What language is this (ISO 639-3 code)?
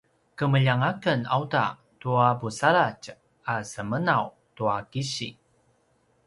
pwn